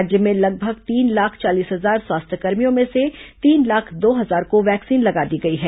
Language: Hindi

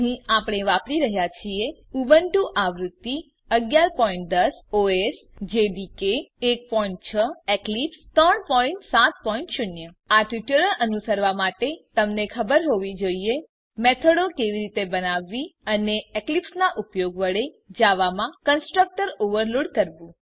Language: Gujarati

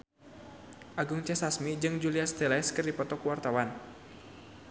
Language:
Sundanese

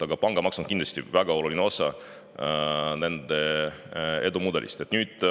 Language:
Estonian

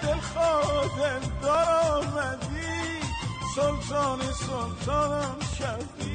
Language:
Persian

